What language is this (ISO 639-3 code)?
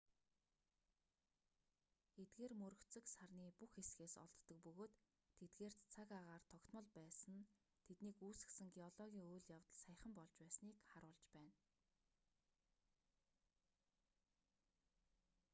mon